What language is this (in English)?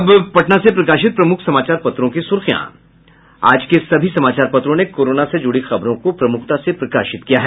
Hindi